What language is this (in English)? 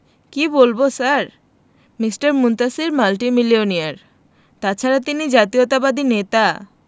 Bangla